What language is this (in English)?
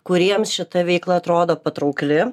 Lithuanian